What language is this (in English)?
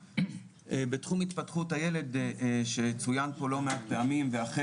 Hebrew